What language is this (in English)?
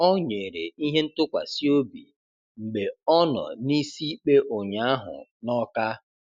Igbo